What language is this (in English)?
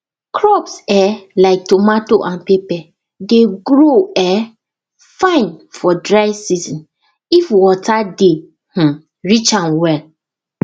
Nigerian Pidgin